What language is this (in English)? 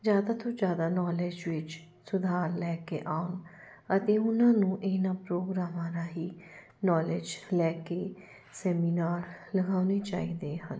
Punjabi